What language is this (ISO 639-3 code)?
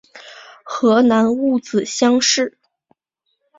zho